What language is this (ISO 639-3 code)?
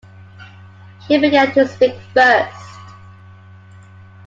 eng